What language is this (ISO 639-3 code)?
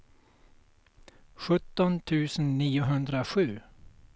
swe